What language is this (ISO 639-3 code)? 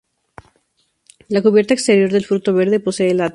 spa